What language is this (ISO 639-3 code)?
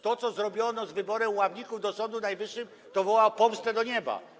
pol